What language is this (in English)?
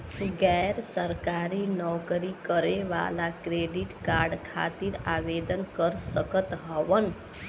Bhojpuri